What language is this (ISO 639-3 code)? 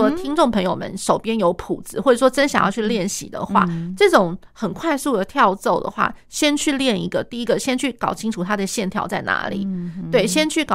zho